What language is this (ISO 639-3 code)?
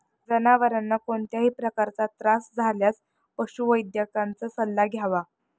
mar